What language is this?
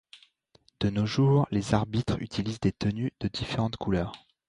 French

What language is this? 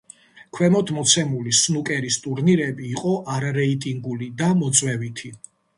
Georgian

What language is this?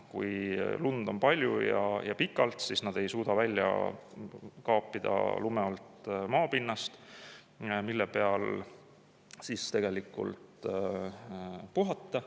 Estonian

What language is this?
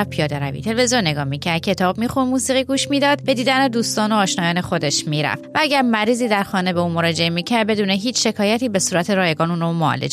Persian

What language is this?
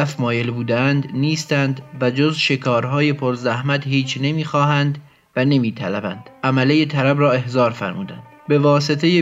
Persian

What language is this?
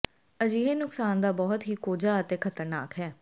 Punjabi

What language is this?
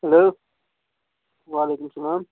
Kashmiri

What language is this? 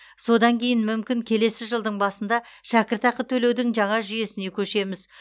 Kazakh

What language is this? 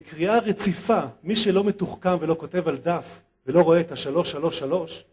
Hebrew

